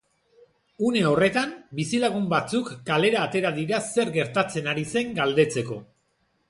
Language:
Basque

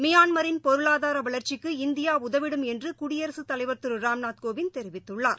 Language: Tamil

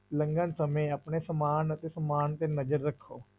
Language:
Punjabi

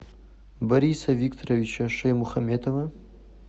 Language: Russian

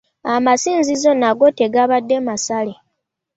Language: Ganda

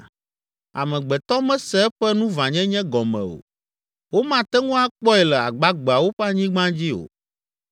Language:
Ewe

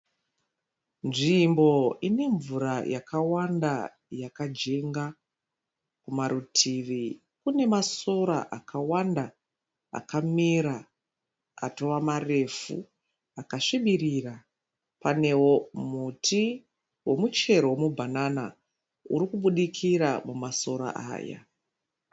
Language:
Shona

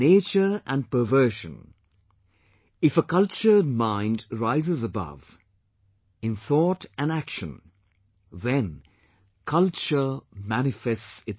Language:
English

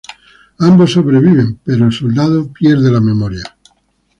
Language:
Spanish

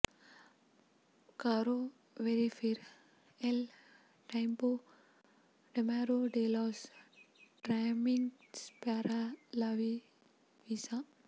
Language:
Kannada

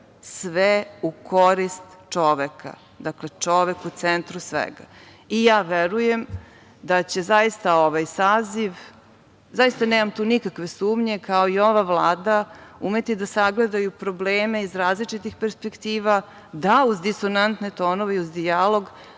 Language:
Serbian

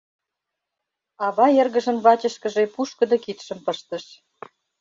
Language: Mari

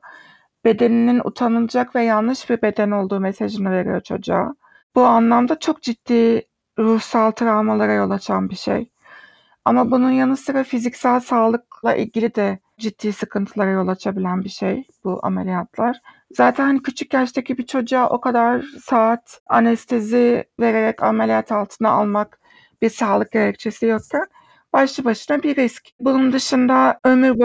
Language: Turkish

